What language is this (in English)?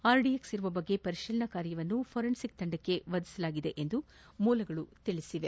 Kannada